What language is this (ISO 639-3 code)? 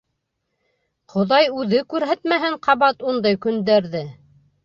bak